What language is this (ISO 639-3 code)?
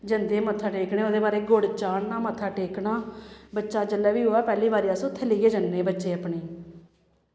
doi